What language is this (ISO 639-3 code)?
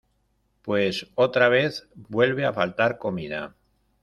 spa